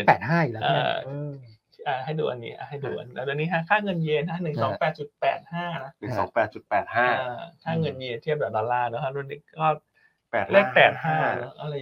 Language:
Thai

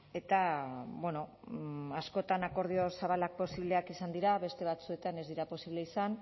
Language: Basque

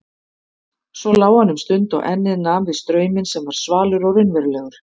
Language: Icelandic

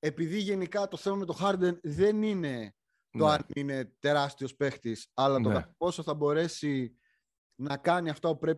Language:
Greek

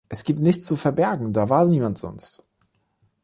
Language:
German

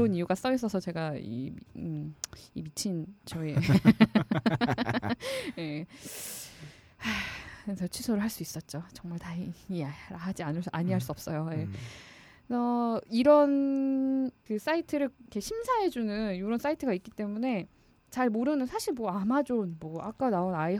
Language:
Korean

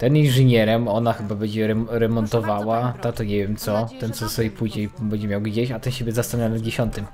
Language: Polish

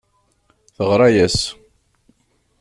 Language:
Kabyle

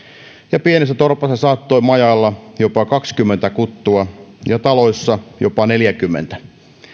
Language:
Finnish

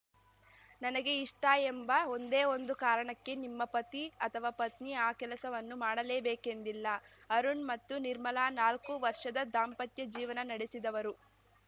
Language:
Kannada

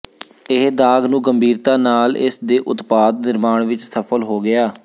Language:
Punjabi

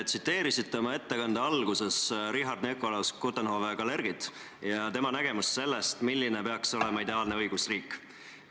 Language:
Estonian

